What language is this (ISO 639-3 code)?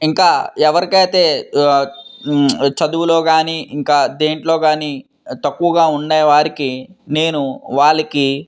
tel